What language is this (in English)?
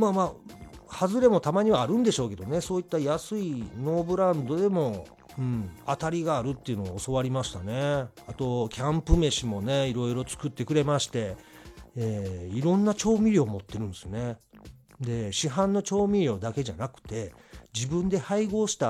Japanese